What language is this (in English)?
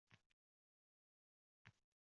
Uzbek